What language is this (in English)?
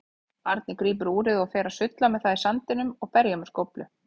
Icelandic